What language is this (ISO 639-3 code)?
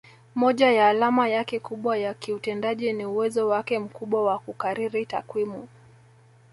swa